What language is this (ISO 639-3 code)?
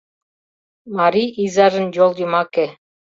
chm